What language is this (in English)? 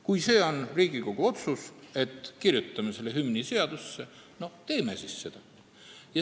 Estonian